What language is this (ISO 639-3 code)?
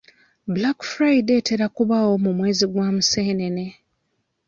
lug